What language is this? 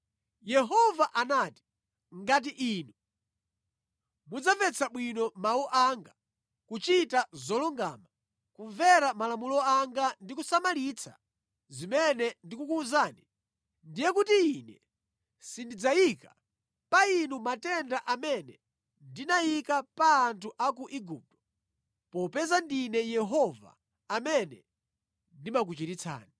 Nyanja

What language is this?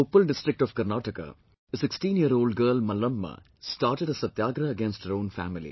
English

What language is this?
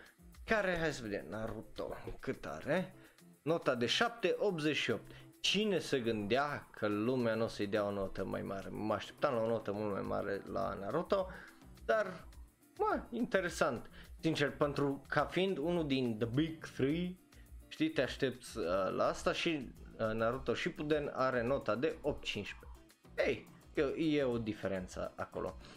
Romanian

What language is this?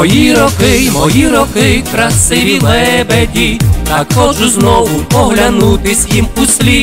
Ukrainian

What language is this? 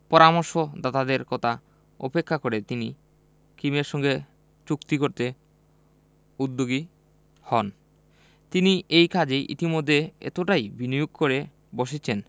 Bangla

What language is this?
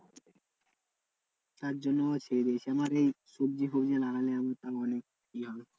Bangla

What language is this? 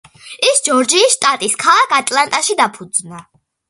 Georgian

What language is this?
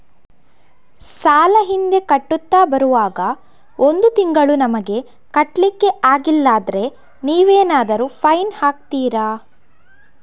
Kannada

